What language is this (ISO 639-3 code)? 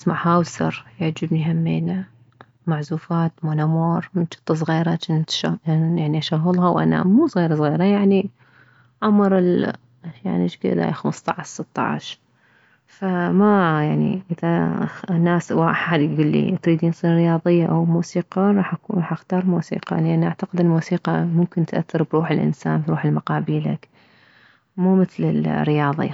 acm